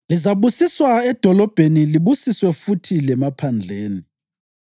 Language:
North Ndebele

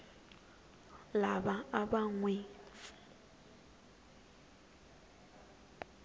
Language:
Tsonga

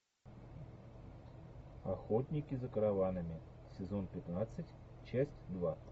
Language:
Russian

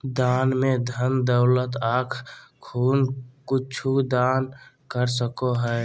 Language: Magahi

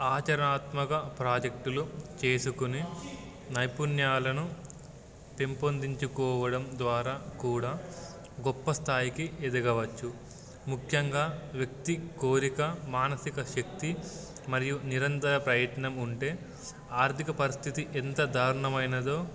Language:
Telugu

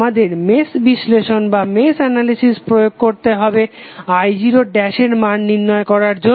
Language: Bangla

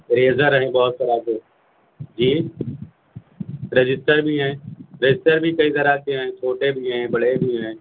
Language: Urdu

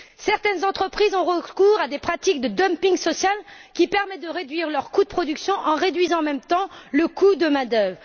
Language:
French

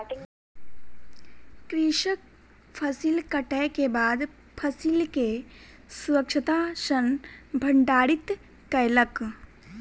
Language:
Maithili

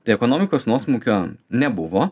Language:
Lithuanian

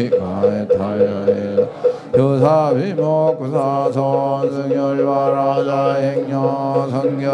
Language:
Korean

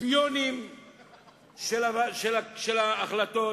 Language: Hebrew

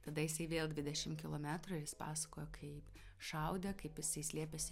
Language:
Lithuanian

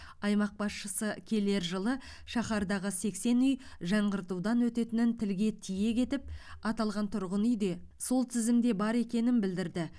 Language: Kazakh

